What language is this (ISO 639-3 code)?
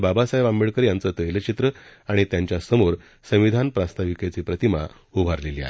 mar